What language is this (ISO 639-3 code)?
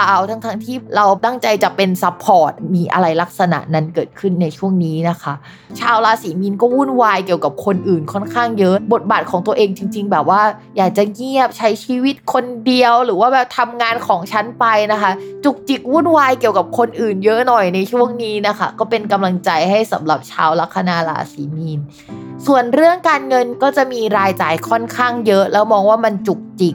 tha